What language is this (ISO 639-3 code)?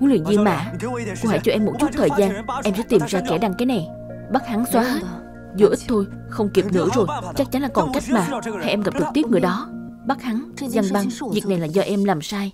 vie